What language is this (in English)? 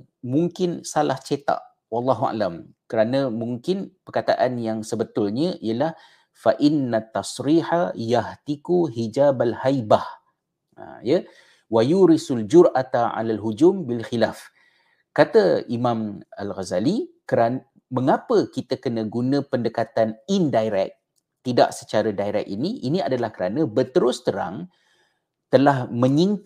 Malay